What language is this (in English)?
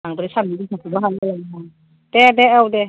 Bodo